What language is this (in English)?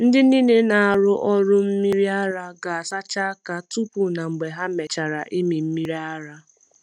Igbo